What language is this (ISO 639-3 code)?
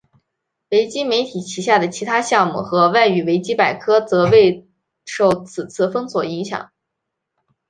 zho